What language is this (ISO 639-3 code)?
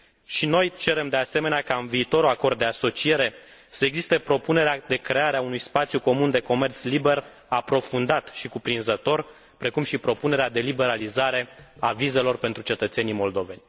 ron